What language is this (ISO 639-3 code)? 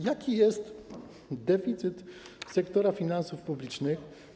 pol